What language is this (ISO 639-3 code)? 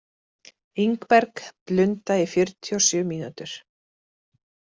isl